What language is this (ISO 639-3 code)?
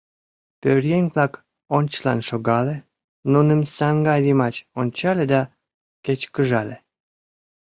chm